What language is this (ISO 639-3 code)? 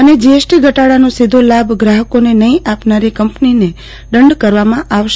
guj